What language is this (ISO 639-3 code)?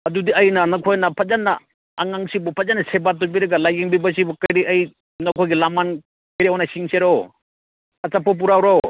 mni